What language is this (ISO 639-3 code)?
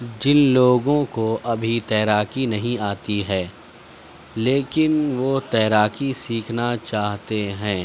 urd